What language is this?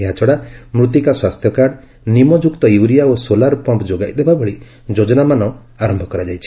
Odia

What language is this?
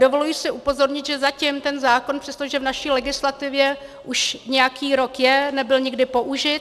Czech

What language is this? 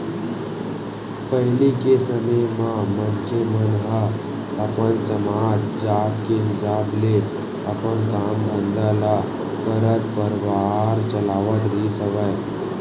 Chhattisgarhi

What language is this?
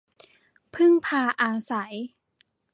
Thai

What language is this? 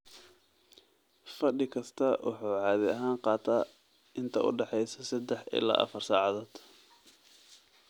Somali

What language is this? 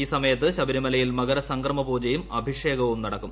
Malayalam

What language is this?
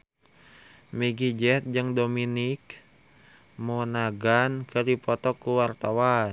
Sundanese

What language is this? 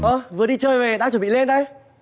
Vietnamese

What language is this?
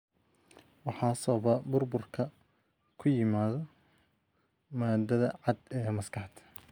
Somali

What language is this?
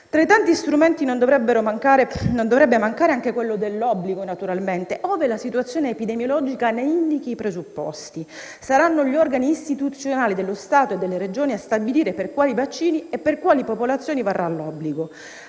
Italian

